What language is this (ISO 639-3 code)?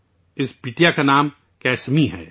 urd